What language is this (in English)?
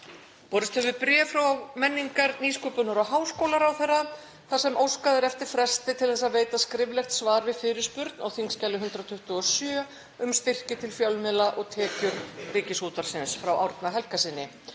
Icelandic